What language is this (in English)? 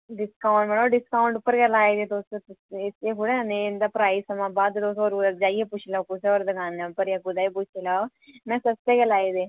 Dogri